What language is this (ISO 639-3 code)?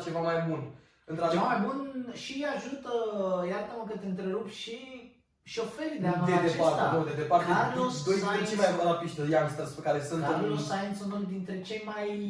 ron